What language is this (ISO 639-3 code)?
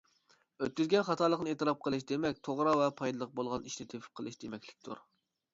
uig